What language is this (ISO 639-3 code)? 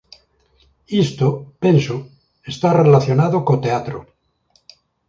glg